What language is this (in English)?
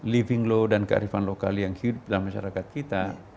Indonesian